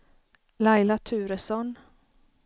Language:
Swedish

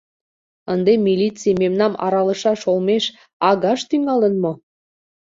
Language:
Mari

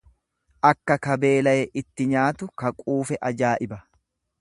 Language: Oromo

